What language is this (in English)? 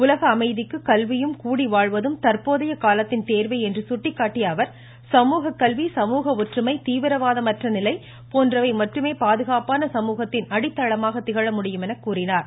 Tamil